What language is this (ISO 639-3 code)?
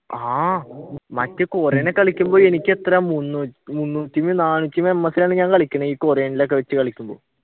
mal